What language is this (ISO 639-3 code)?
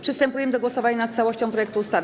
pol